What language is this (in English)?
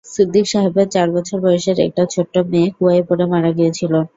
Bangla